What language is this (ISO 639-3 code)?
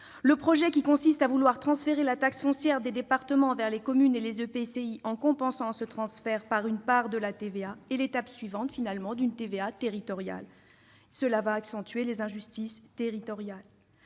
fra